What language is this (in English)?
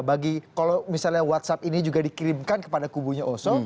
Indonesian